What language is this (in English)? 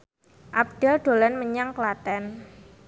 Javanese